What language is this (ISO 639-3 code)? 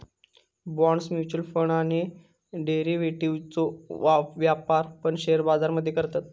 mar